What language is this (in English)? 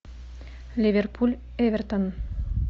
Russian